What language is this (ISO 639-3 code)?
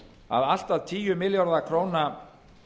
isl